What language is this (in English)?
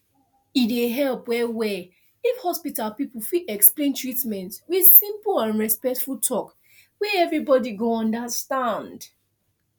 Nigerian Pidgin